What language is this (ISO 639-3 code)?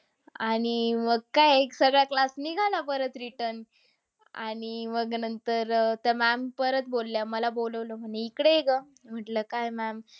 mar